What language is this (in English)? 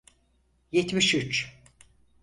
Turkish